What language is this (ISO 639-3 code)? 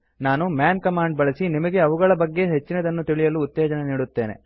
kan